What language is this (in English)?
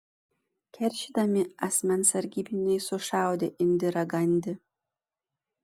Lithuanian